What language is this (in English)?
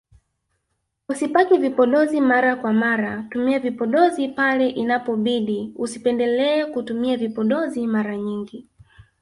Swahili